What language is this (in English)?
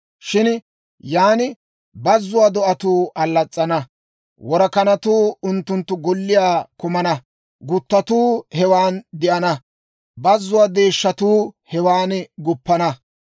Dawro